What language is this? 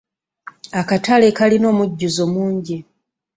Ganda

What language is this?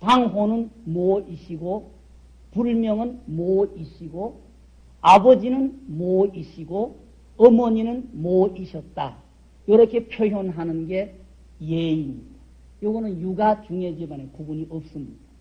Korean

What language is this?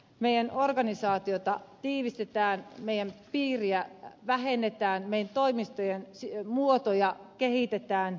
Finnish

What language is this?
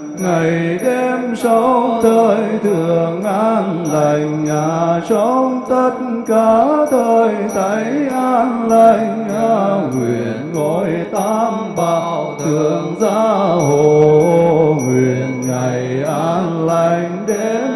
Vietnamese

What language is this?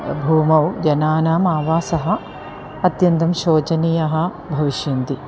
Sanskrit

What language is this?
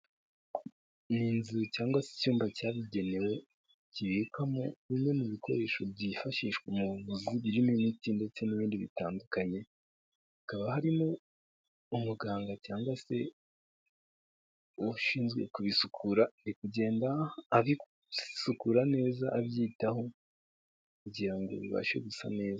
Kinyarwanda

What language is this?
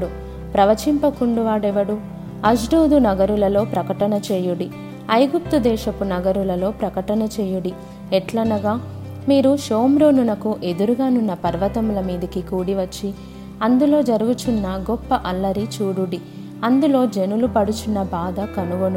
Telugu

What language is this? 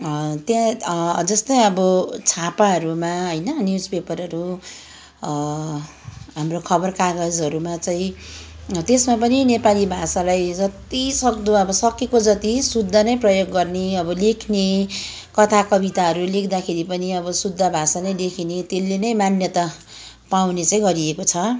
Nepali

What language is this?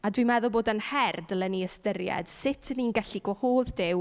Welsh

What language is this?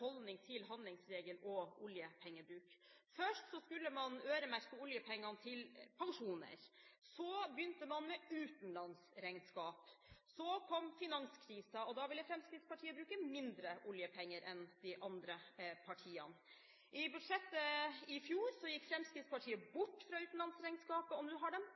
Norwegian Bokmål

